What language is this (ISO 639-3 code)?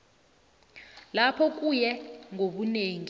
nbl